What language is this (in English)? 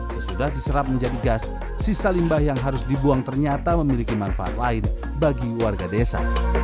Indonesian